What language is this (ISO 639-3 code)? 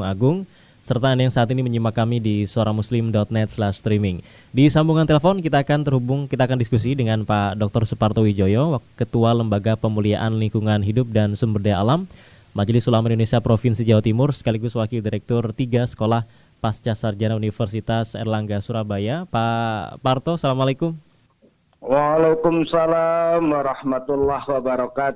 ind